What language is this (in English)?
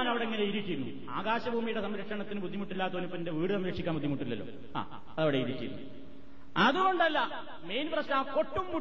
Malayalam